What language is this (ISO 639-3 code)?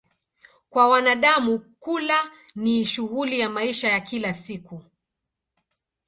swa